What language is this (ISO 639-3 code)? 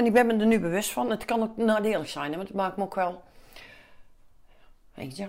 nld